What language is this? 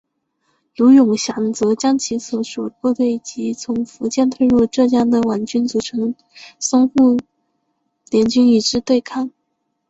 Chinese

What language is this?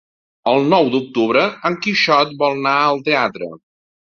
Catalan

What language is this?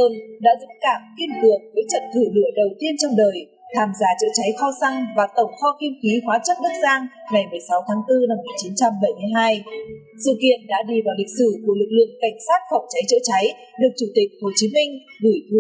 Vietnamese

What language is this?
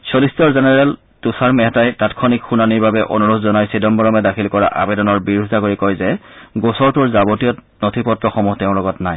Assamese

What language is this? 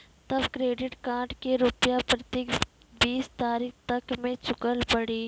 Maithili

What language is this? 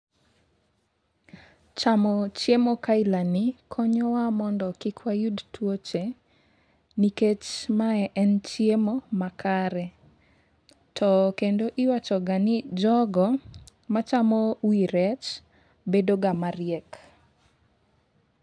Luo (Kenya and Tanzania)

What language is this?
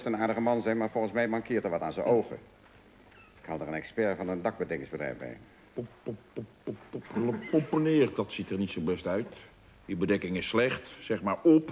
Dutch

